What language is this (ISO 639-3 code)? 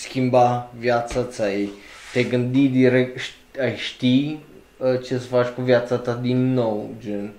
ron